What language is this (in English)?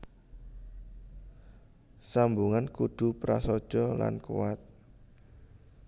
Javanese